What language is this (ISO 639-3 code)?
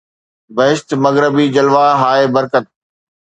snd